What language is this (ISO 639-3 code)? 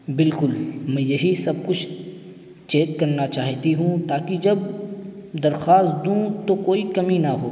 urd